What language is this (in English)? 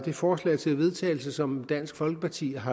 Danish